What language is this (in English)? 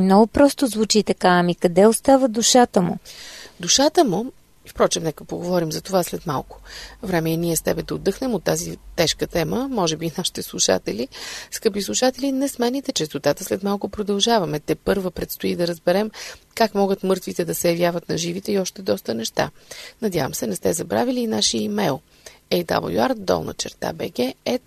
Bulgarian